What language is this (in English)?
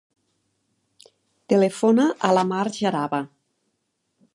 Catalan